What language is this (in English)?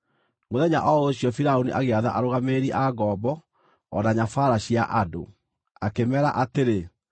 Kikuyu